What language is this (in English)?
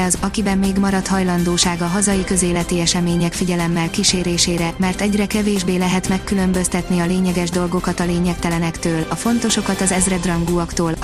Hungarian